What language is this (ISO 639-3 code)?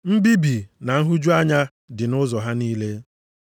ibo